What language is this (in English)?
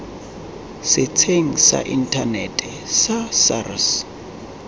Tswana